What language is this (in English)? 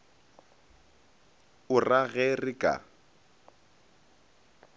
Northern Sotho